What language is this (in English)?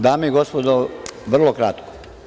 Serbian